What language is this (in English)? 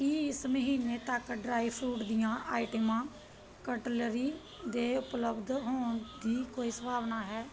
Punjabi